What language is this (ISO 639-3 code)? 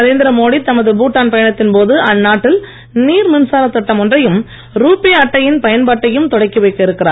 tam